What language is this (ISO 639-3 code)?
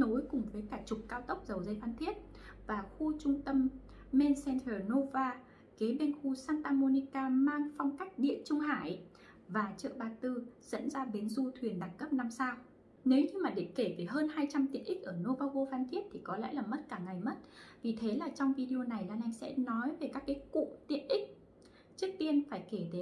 vie